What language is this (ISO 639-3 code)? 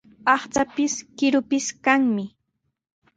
qws